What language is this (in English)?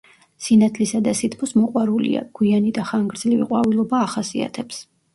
Georgian